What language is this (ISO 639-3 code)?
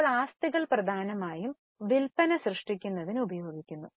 mal